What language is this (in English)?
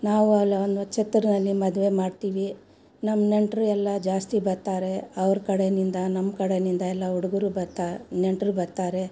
Kannada